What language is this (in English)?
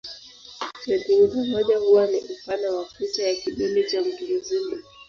Swahili